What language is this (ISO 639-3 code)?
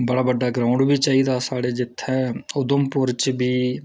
doi